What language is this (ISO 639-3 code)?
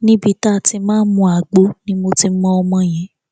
yor